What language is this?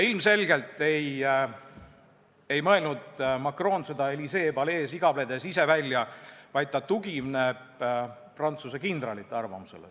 Estonian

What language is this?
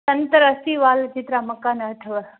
Sindhi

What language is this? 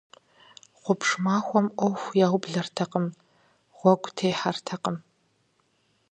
Kabardian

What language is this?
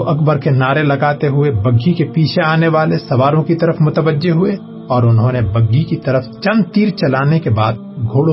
Urdu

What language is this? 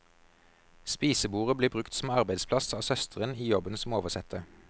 Norwegian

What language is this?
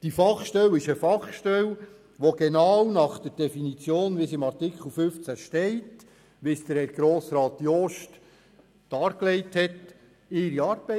Swiss German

